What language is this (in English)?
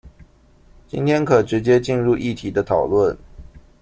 Chinese